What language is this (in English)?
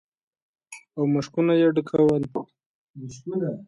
Pashto